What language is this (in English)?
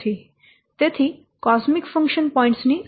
Gujarati